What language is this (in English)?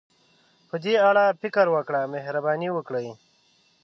Pashto